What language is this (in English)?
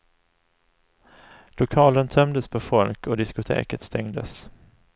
Swedish